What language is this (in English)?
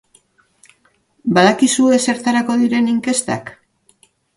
Basque